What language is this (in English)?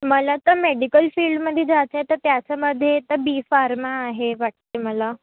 Marathi